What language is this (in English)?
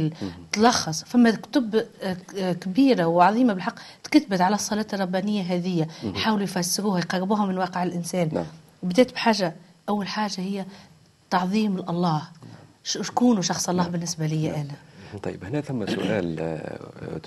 Arabic